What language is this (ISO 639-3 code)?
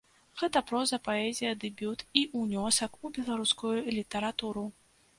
bel